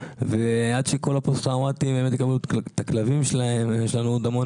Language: Hebrew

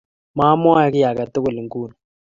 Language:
Kalenjin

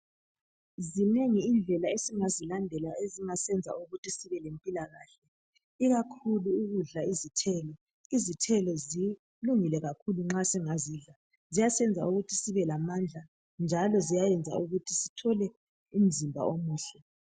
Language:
North Ndebele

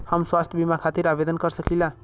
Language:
Bhojpuri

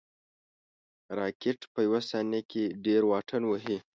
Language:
Pashto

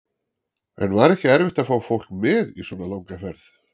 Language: Icelandic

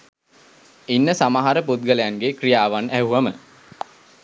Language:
Sinhala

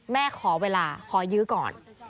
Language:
Thai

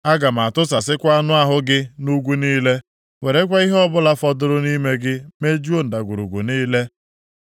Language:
Igbo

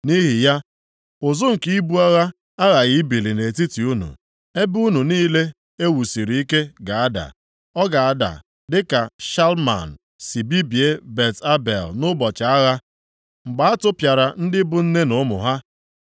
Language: Igbo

